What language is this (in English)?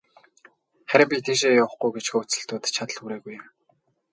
Mongolian